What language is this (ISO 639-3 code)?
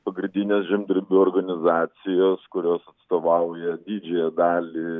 lit